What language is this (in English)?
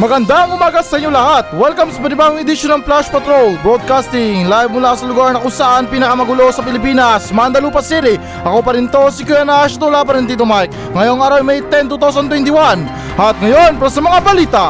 Filipino